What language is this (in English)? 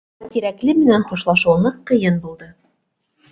Bashkir